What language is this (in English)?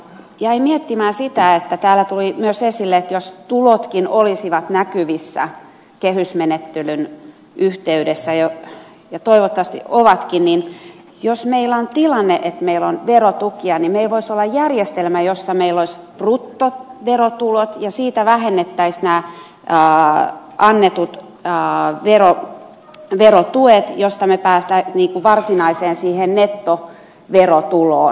Finnish